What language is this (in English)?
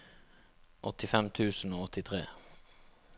Norwegian